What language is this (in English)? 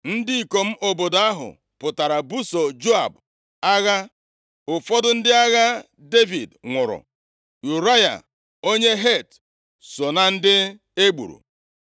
Igbo